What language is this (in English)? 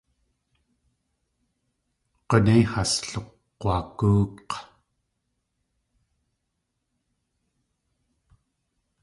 Tlingit